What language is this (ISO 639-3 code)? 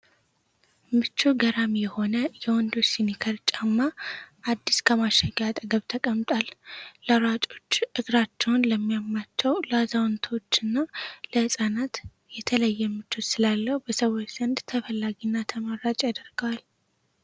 amh